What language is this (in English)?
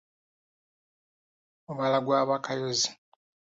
Ganda